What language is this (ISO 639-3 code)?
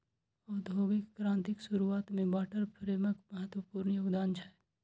mai